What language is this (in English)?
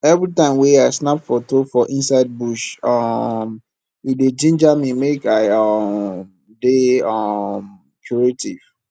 Nigerian Pidgin